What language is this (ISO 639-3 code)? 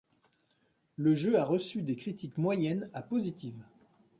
fra